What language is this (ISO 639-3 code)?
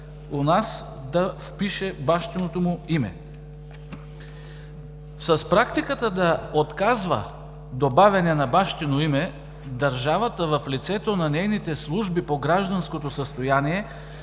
bul